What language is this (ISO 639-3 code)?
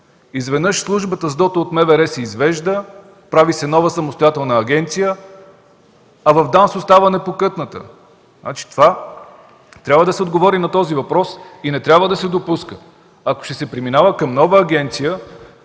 bul